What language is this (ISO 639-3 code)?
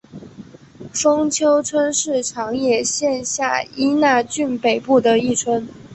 zho